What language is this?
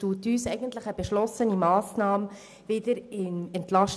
Swiss German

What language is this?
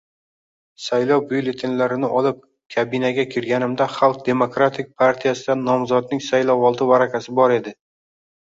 Uzbek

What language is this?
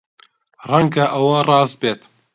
Central Kurdish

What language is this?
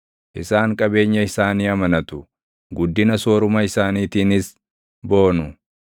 Oromo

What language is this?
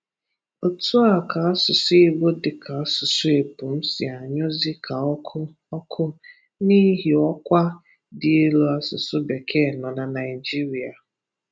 Igbo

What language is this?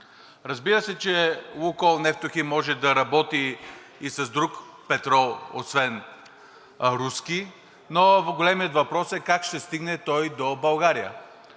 Bulgarian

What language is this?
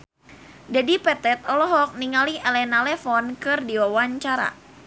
Sundanese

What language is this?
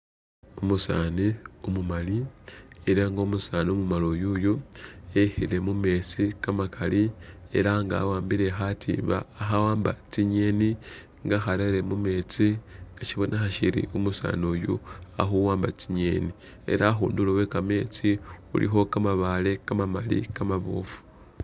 Masaaba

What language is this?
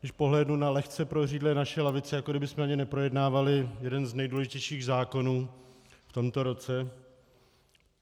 Czech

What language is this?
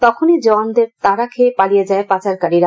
Bangla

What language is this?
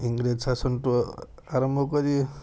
Odia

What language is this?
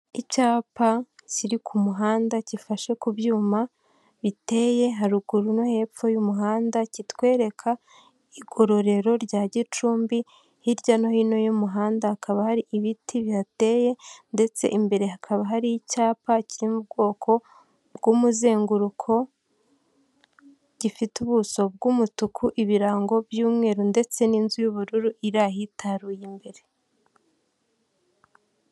Kinyarwanda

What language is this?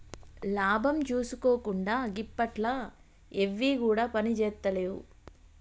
Telugu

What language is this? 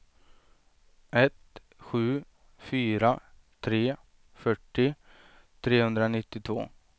Swedish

